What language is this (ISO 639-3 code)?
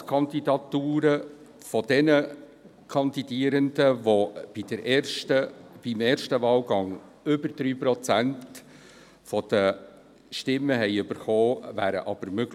gsw